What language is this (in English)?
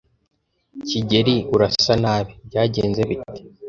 Kinyarwanda